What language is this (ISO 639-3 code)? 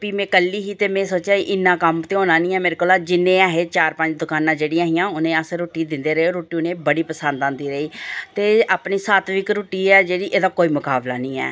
doi